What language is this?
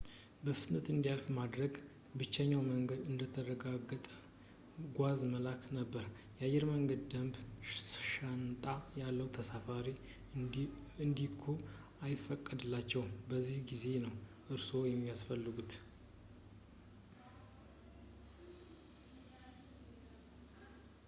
Amharic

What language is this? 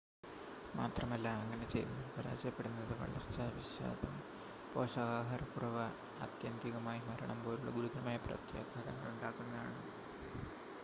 Malayalam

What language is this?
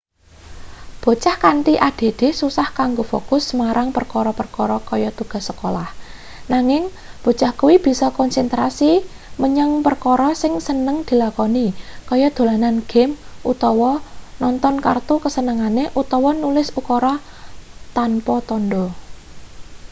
Javanese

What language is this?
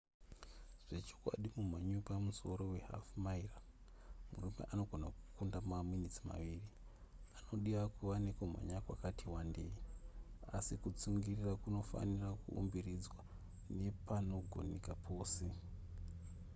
Shona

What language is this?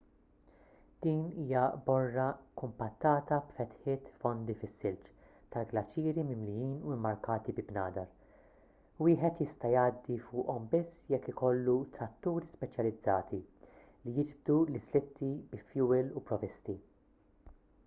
Maltese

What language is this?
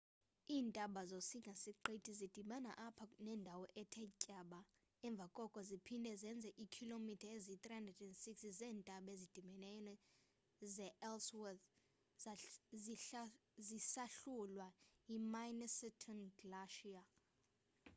Xhosa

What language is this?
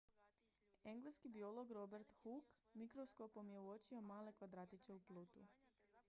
Croatian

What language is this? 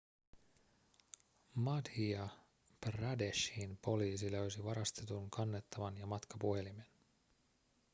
Finnish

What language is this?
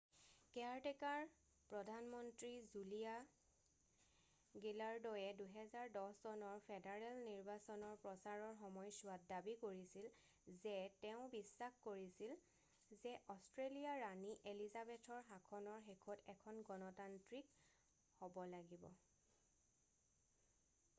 Assamese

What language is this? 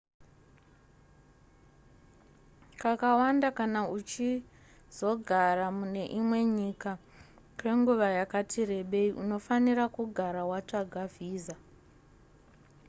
Shona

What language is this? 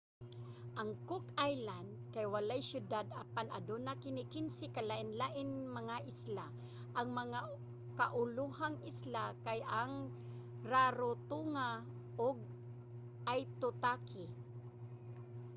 Cebuano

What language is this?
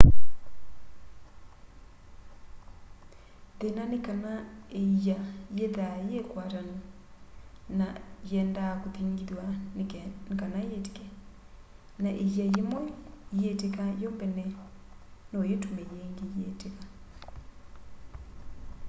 Kamba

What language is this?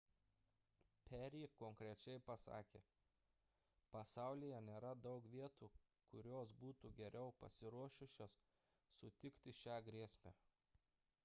Lithuanian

